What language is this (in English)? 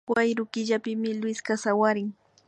Imbabura Highland Quichua